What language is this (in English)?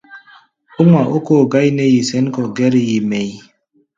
Gbaya